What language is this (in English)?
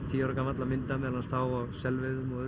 Icelandic